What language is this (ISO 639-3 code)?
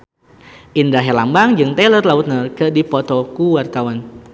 sun